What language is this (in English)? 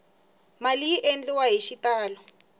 Tsonga